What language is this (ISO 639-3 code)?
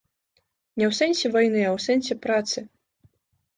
bel